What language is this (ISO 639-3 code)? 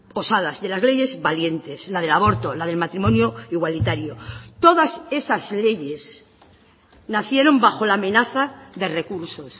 spa